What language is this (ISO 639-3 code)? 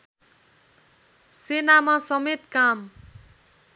nep